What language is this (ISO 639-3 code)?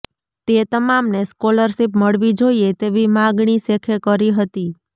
guj